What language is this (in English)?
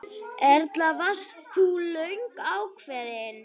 Icelandic